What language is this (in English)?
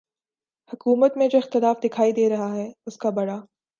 Urdu